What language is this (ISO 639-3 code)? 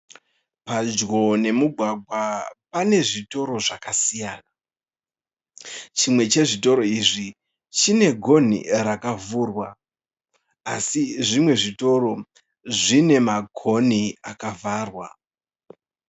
sna